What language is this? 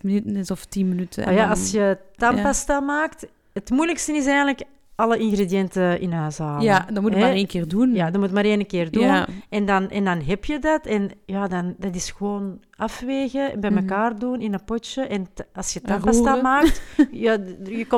Dutch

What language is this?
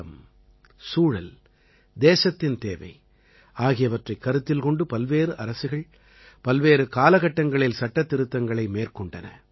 Tamil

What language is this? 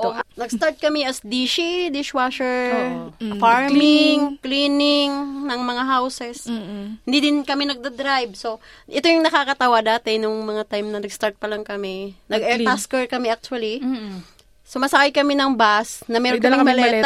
Filipino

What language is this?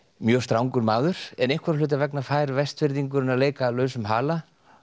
Icelandic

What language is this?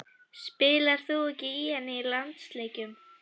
Icelandic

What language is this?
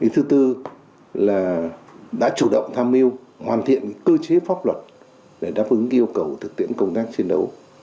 Vietnamese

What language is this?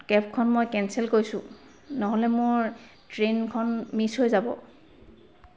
Assamese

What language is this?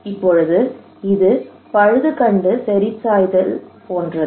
Tamil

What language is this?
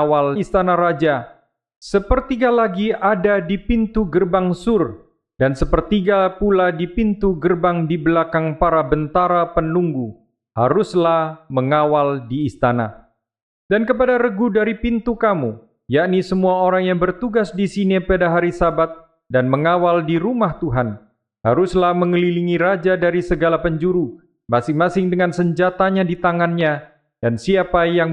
Indonesian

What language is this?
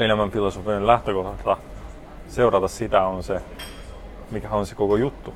Finnish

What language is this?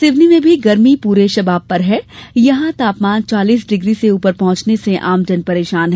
Hindi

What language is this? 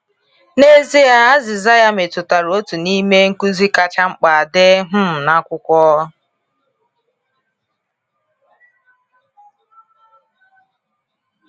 Igbo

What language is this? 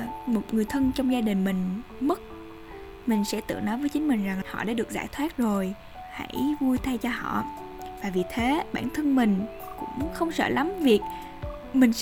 Vietnamese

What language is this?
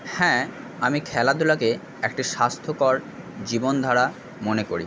Bangla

